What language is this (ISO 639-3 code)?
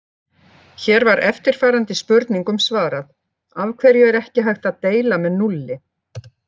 isl